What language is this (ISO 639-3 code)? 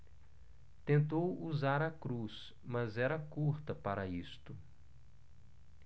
por